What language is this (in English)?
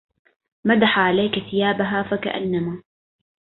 Arabic